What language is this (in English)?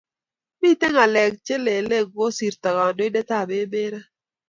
Kalenjin